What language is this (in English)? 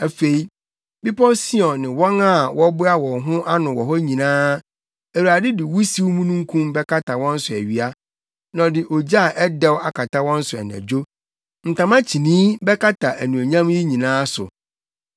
Akan